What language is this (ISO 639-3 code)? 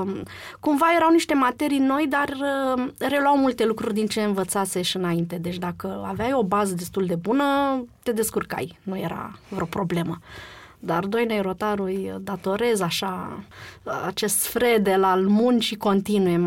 ron